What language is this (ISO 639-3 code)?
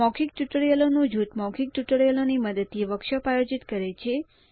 guj